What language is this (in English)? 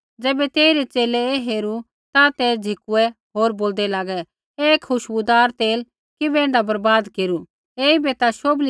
Kullu Pahari